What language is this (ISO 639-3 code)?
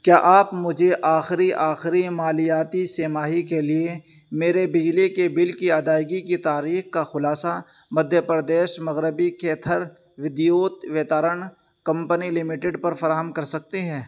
urd